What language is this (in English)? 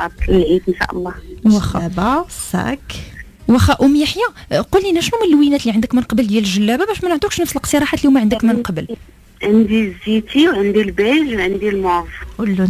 Arabic